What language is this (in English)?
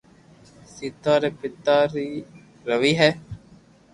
Loarki